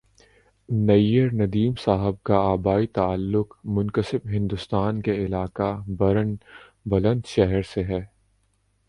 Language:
Urdu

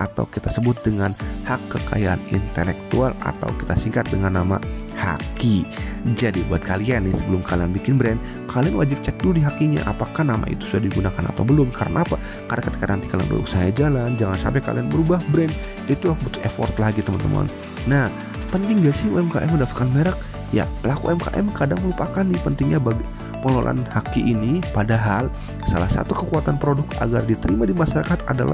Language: Indonesian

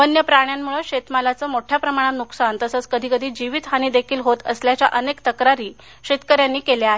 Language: Marathi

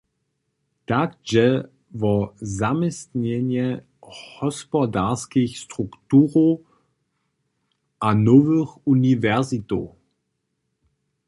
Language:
Upper Sorbian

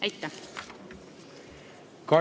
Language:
Estonian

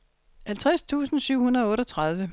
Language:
Danish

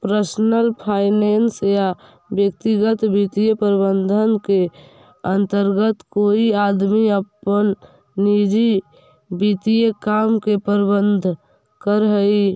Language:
Magahi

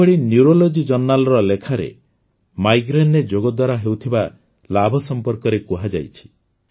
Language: Odia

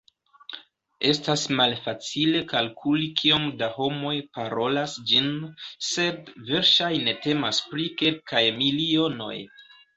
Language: Esperanto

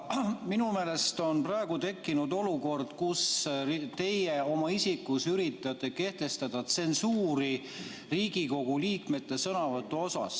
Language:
Estonian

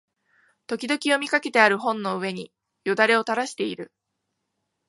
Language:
Japanese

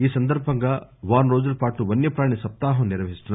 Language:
Telugu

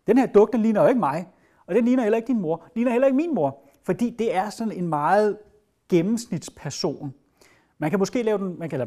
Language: Danish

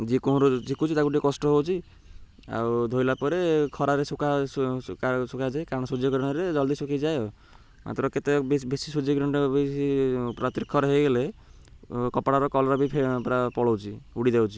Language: Odia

